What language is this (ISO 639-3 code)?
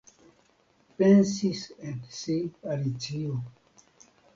epo